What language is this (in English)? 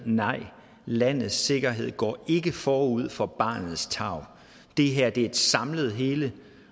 Danish